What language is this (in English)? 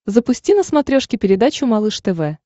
Russian